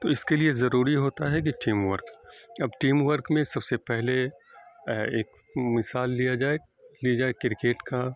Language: Urdu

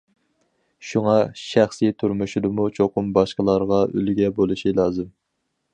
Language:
Uyghur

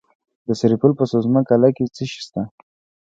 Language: Pashto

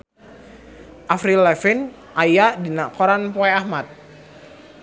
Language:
Sundanese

